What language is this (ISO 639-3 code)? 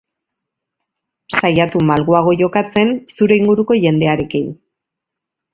eus